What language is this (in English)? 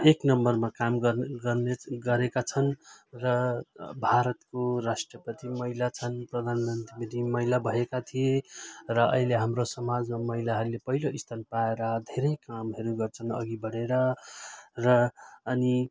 Nepali